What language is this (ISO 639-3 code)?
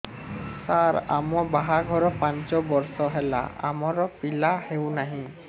ori